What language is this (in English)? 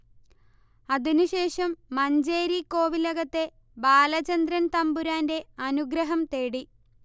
Malayalam